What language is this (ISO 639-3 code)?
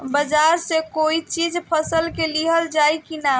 bho